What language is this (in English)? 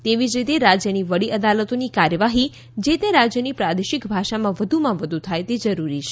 Gujarati